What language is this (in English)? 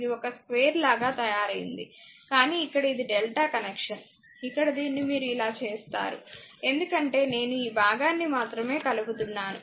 Telugu